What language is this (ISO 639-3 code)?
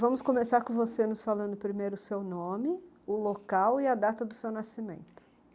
por